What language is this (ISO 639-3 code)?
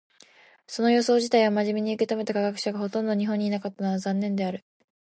jpn